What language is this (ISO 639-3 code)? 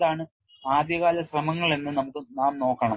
mal